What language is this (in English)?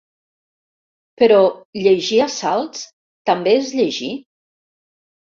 Catalan